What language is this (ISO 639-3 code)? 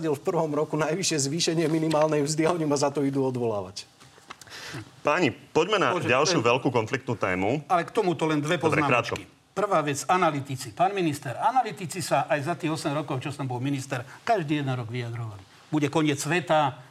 slk